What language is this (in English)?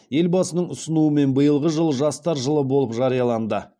Kazakh